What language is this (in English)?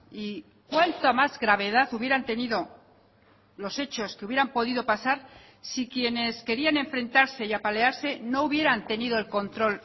Spanish